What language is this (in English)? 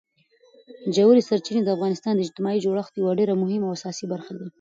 Pashto